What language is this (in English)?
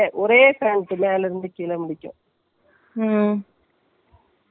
Tamil